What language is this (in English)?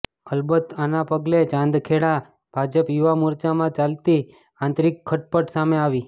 Gujarati